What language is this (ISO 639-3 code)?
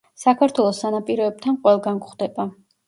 kat